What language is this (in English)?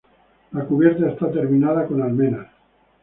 Spanish